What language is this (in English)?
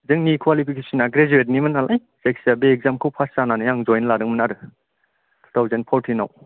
Bodo